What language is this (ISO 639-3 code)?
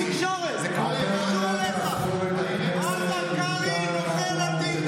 heb